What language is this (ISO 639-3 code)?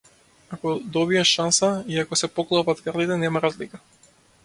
mkd